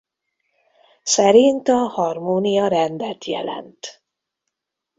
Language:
Hungarian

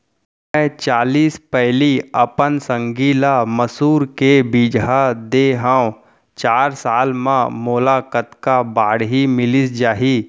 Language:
Chhattisgarhi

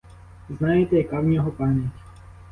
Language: Ukrainian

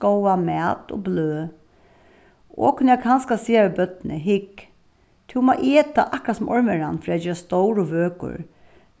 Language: Faroese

